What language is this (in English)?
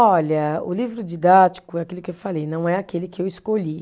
Portuguese